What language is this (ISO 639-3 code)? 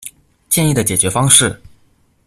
zho